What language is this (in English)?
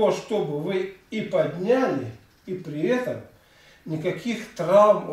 Russian